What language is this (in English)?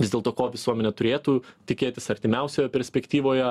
Lithuanian